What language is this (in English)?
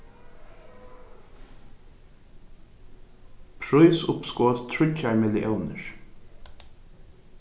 Faroese